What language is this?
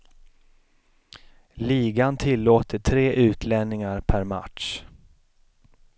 Swedish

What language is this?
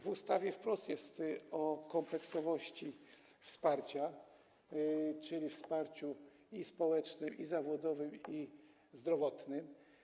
Polish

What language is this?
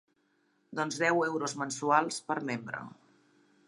Catalan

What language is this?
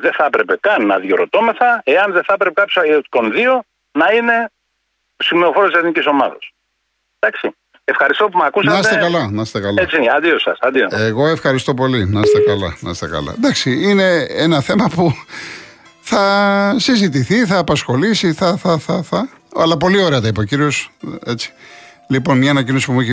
Greek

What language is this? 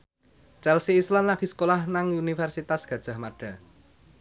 Javanese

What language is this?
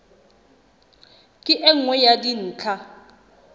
Southern Sotho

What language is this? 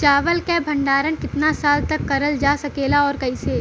Bhojpuri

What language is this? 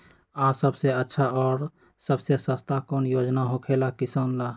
Magahi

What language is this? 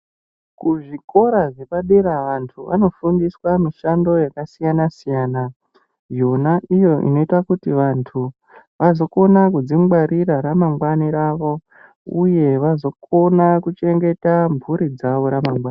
Ndau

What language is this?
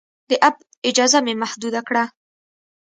Pashto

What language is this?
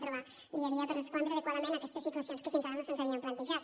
Catalan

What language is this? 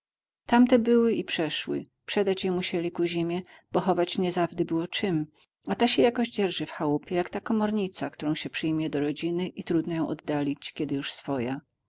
Polish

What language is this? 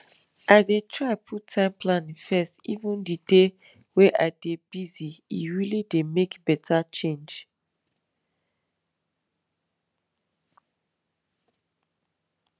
Nigerian Pidgin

